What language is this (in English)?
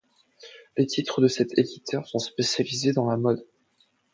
French